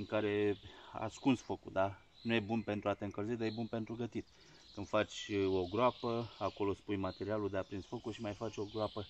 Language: Romanian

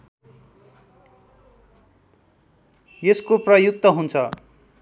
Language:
Nepali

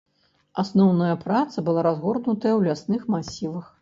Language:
Belarusian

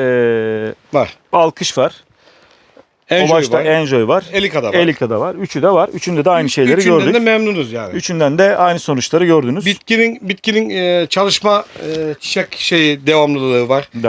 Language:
Turkish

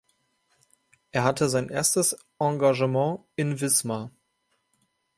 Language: German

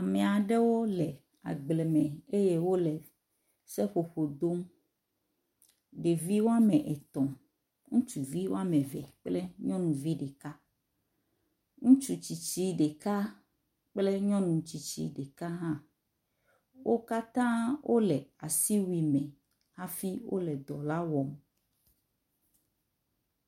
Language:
Ewe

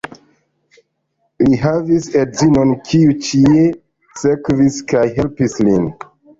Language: Esperanto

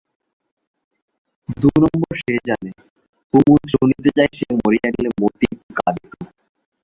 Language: Bangla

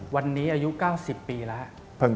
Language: Thai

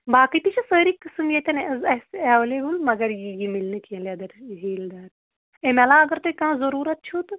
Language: Kashmiri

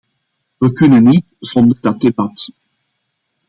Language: Dutch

